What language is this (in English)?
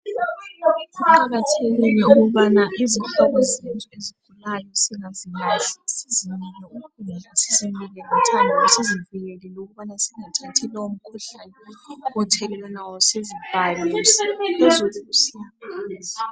North Ndebele